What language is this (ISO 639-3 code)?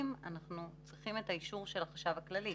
heb